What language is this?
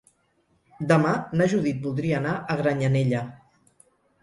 Catalan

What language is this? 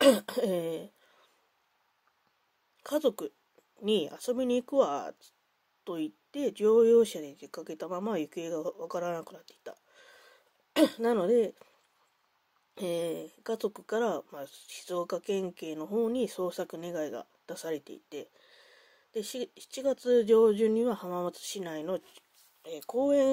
Japanese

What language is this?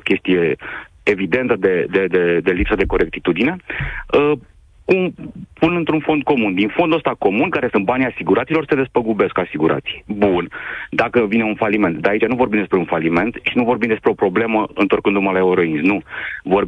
Romanian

